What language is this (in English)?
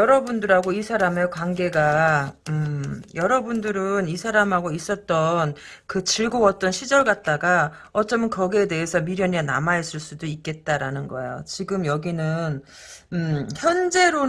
Korean